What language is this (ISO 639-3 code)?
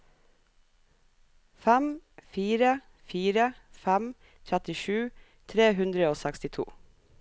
nor